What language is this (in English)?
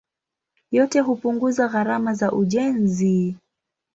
Swahili